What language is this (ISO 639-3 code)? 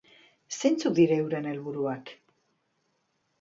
eus